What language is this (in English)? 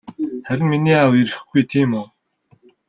Mongolian